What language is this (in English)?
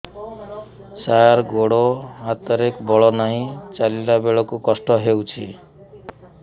Odia